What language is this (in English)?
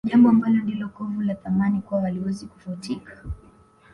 Swahili